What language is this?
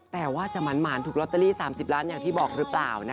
Thai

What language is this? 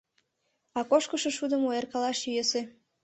Mari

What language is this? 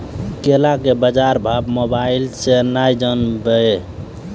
Maithili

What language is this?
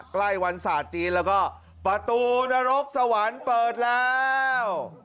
Thai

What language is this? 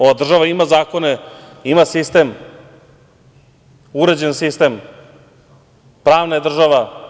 Serbian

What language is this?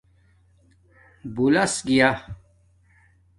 Domaaki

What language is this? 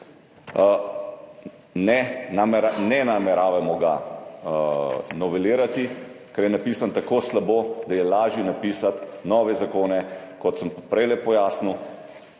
Slovenian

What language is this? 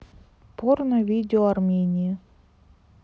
Russian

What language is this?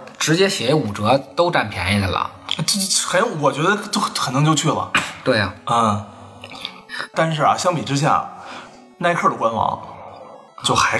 Chinese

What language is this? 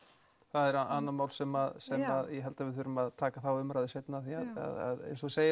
Icelandic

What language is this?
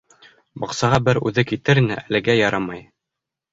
Bashkir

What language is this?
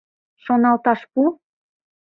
Mari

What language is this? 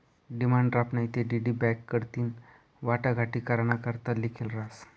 Marathi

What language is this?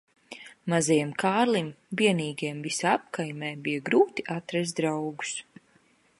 Latvian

